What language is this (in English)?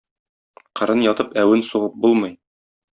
Tatar